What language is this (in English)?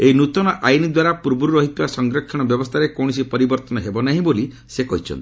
Odia